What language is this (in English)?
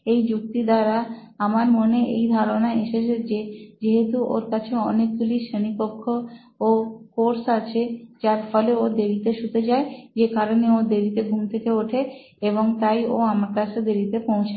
Bangla